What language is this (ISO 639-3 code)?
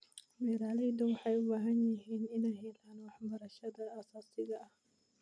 som